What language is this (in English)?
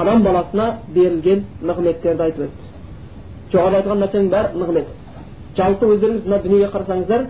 Bulgarian